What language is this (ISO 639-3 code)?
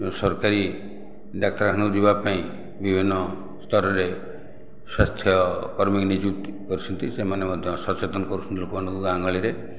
ori